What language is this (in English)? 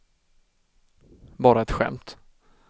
Swedish